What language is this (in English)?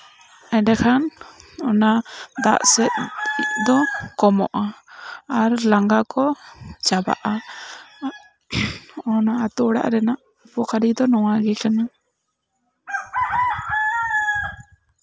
Santali